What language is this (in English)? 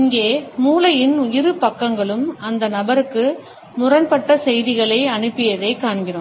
Tamil